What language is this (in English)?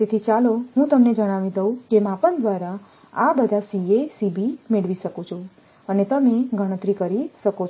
Gujarati